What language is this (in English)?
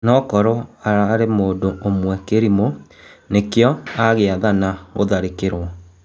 Kikuyu